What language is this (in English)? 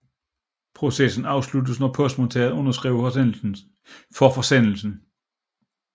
Danish